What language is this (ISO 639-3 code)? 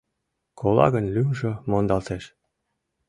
chm